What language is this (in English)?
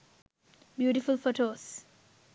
Sinhala